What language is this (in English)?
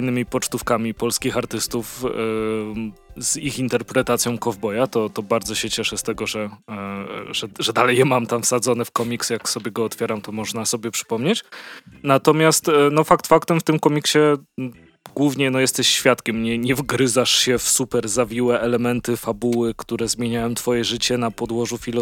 Polish